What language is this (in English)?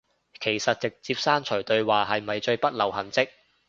Cantonese